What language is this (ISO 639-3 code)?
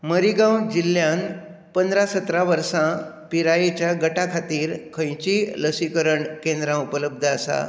kok